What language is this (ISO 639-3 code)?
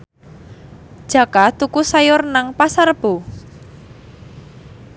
jav